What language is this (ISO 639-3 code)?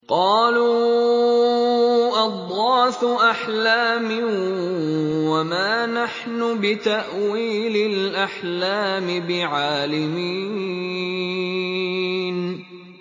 ara